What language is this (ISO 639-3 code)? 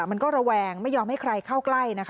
tha